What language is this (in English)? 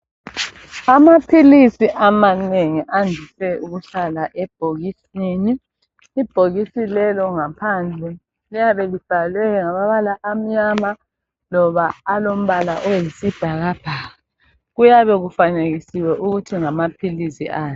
North Ndebele